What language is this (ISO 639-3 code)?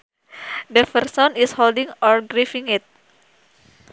sun